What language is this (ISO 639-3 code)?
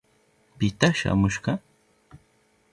qup